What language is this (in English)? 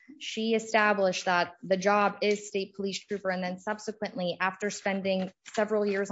English